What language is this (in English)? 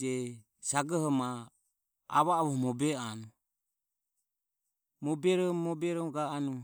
Ömie